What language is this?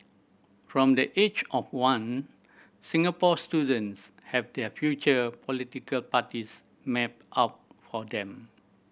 English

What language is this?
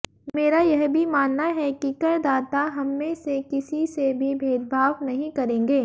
Hindi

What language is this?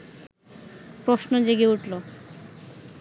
Bangla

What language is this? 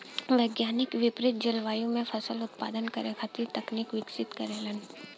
Bhojpuri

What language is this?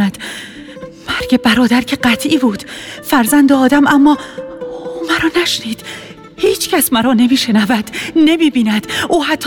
Persian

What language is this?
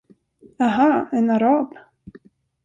Swedish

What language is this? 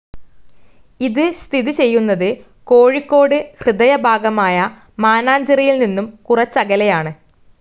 Malayalam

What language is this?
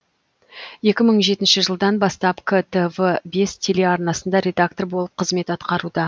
Kazakh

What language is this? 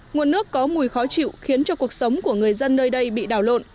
Vietnamese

